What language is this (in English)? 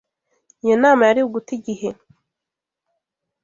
Kinyarwanda